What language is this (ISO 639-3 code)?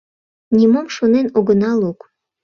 chm